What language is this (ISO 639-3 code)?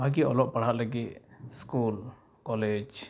sat